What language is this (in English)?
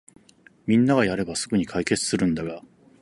Japanese